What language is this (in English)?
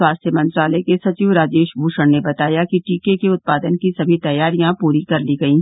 Hindi